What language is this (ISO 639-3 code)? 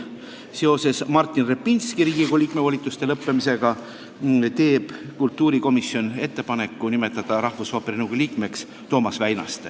est